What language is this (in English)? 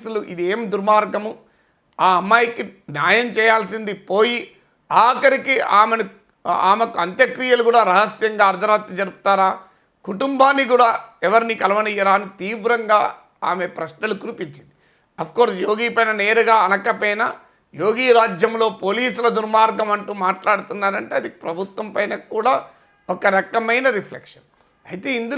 Telugu